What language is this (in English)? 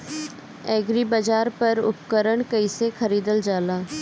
Bhojpuri